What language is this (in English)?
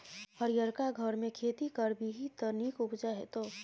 Maithili